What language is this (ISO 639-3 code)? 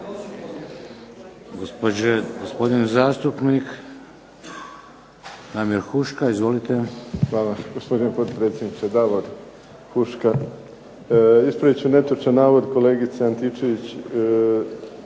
hrv